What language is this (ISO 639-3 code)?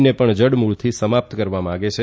guj